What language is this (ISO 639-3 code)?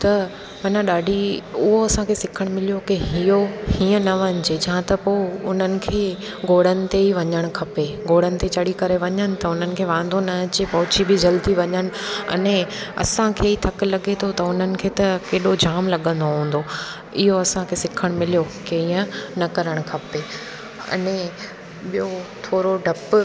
snd